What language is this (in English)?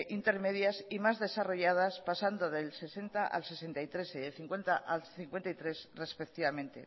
Spanish